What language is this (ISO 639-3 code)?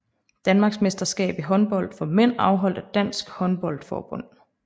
dan